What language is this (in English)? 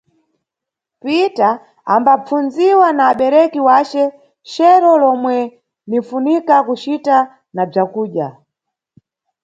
Nyungwe